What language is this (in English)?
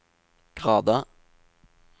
Norwegian